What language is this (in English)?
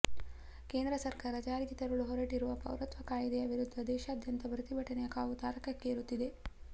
Kannada